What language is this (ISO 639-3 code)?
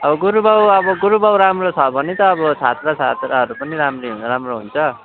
nep